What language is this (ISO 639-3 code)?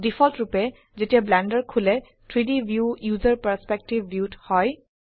asm